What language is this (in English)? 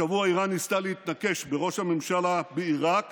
Hebrew